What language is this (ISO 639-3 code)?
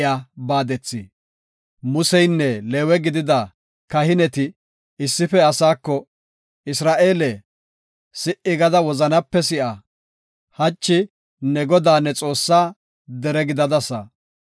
gof